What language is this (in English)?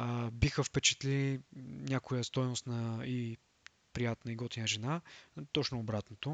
Bulgarian